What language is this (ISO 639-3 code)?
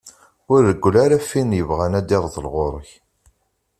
kab